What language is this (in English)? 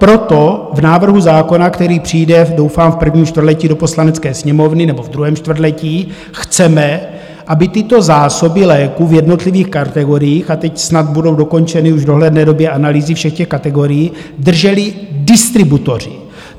Czech